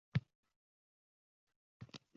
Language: Uzbek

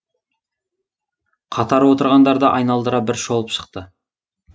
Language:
Kazakh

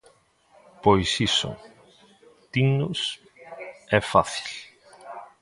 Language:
Galician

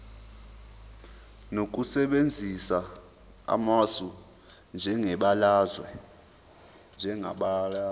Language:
Zulu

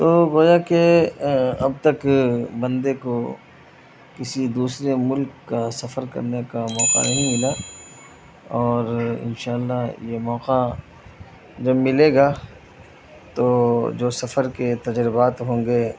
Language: Urdu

